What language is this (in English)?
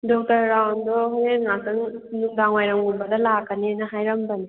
Manipuri